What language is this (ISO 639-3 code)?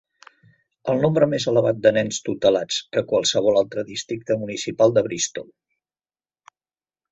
cat